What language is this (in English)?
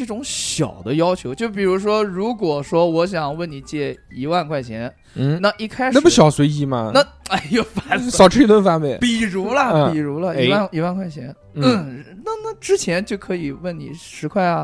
Chinese